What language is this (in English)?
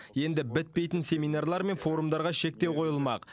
Kazakh